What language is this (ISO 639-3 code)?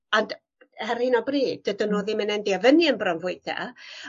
cym